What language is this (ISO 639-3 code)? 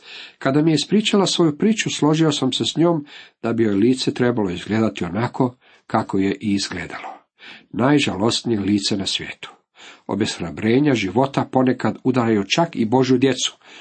hrv